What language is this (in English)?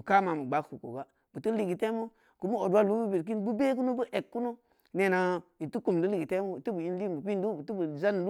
Samba Leko